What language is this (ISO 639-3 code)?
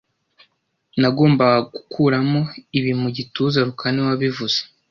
kin